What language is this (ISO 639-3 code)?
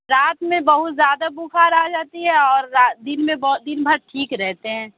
urd